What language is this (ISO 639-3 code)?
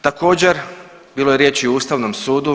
hrv